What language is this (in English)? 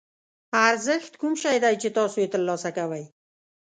Pashto